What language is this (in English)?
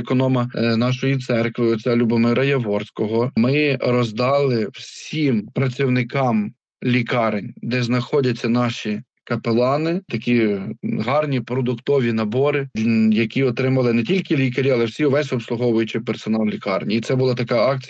Ukrainian